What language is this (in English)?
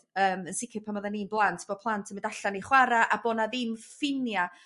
Welsh